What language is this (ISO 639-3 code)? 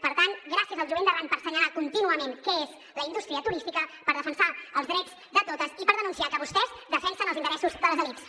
cat